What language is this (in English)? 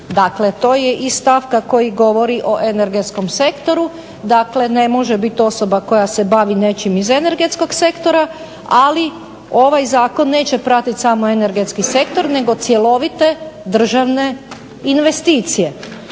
Croatian